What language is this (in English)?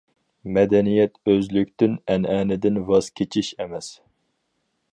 Uyghur